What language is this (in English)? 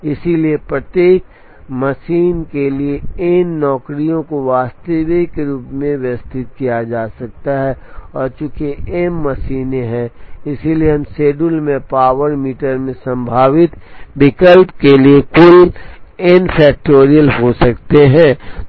Hindi